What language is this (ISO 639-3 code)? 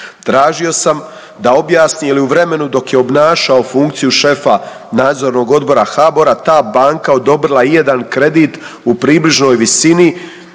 hrv